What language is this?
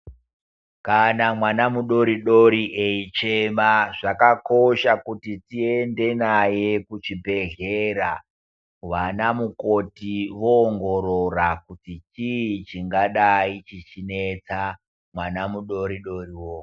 Ndau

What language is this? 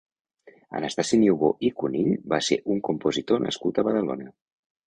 Catalan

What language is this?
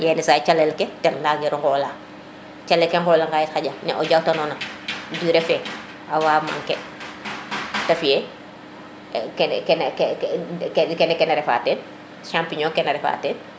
Serer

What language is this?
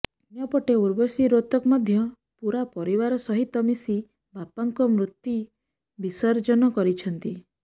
Odia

